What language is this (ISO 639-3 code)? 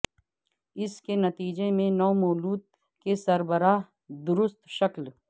urd